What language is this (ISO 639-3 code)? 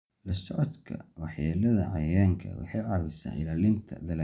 som